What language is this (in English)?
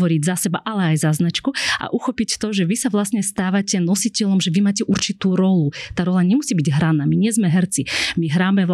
Slovak